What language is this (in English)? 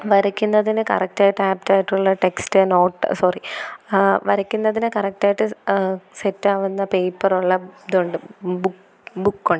Malayalam